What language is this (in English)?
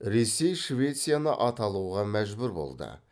Kazakh